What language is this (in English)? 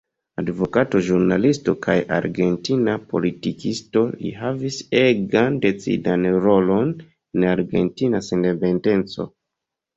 Esperanto